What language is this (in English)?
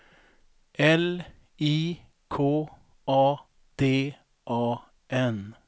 Swedish